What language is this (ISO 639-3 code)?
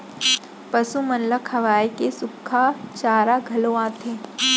hne